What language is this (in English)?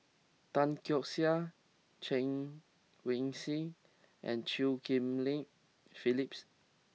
English